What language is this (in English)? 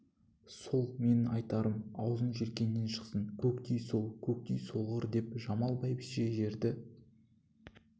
Kazakh